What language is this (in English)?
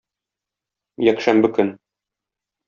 Tatar